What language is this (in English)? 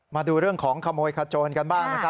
Thai